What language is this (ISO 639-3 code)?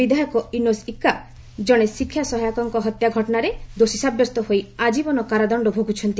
ori